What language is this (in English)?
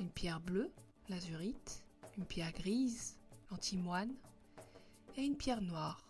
French